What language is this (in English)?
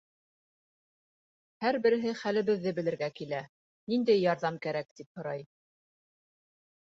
Bashkir